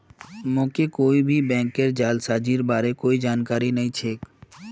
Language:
Magahi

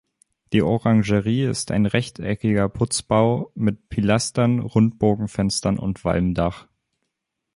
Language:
German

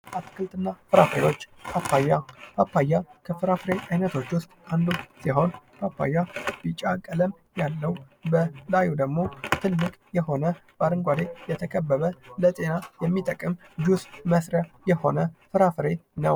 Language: Amharic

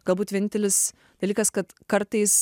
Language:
Lithuanian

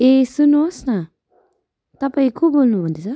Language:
Nepali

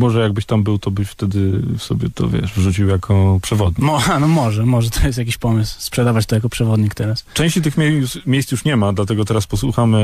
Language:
Polish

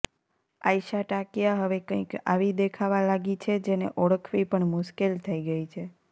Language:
Gujarati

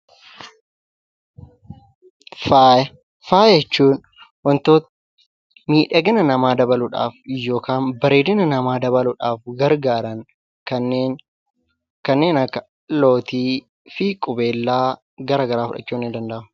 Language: Oromo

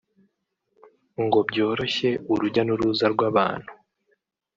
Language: Kinyarwanda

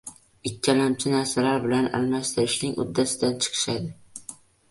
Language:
Uzbek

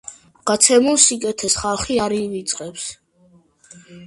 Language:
Georgian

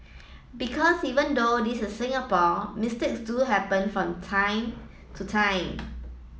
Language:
English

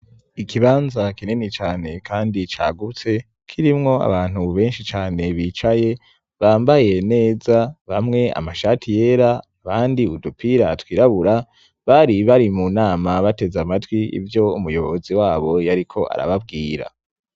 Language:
Rundi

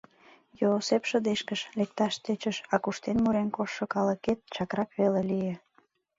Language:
Mari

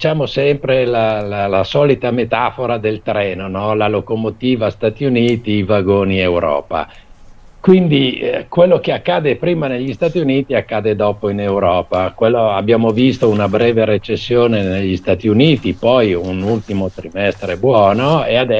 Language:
Italian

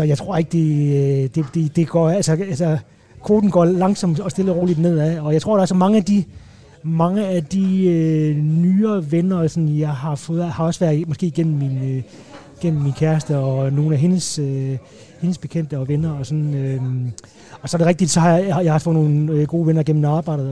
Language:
Danish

